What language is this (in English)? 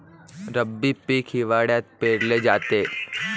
Marathi